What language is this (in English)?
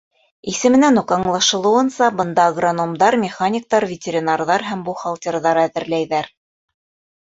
Bashkir